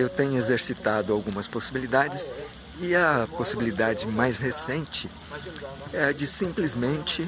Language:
Portuguese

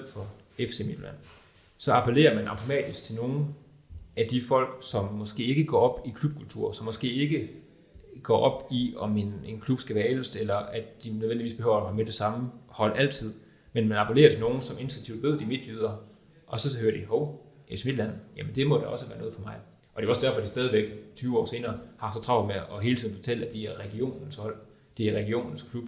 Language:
Danish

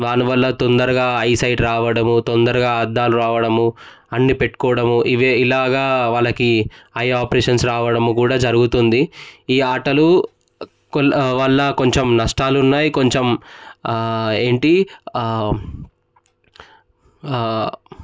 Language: Telugu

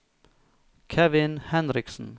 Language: Norwegian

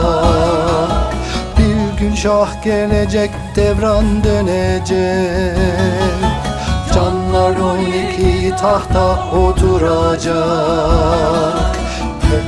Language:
Turkish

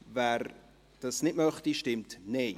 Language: Swiss German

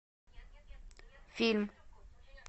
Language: Russian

